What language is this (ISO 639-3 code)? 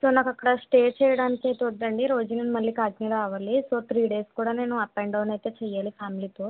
tel